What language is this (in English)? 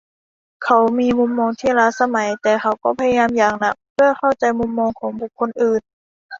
Thai